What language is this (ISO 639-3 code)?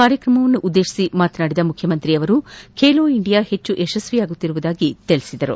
kan